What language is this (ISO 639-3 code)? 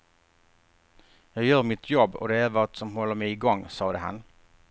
swe